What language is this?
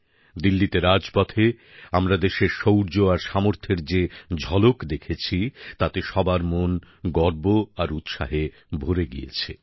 Bangla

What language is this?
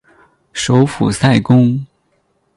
Chinese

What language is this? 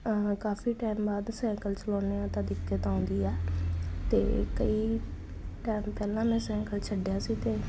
Punjabi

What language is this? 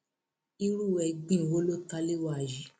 Yoruba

